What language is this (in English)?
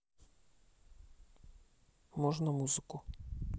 Russian